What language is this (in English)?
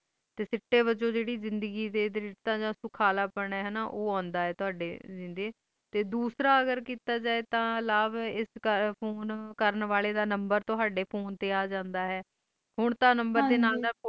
Punjabi